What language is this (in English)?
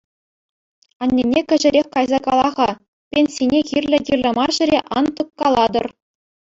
Chuvash